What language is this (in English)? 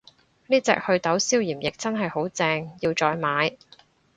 Cantonese